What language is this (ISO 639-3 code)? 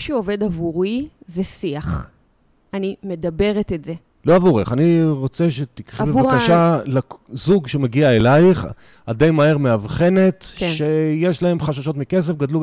heb